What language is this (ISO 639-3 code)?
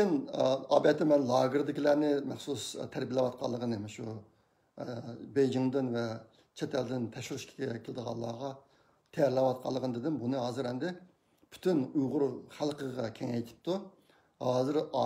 tur